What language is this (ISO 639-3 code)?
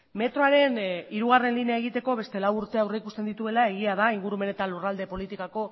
eus